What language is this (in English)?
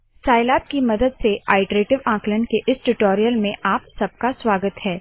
Hindi